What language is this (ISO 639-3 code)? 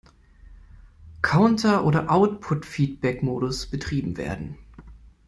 deu